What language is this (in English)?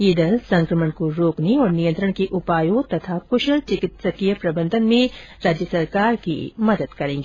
Hindi